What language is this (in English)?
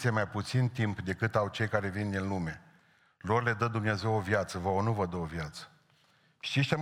Romanian